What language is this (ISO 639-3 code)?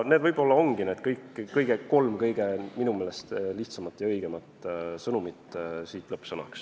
est